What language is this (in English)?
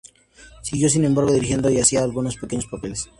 Spanish